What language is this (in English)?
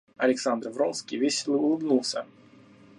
Russian